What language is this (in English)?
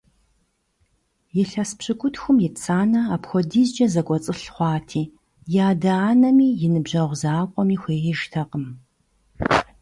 Kabardian